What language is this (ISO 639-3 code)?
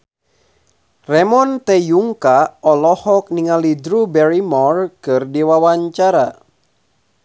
sun